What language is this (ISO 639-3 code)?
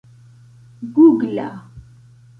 epo